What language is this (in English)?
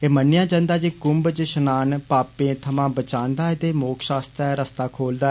Dogri